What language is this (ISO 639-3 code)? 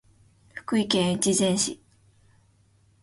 jpn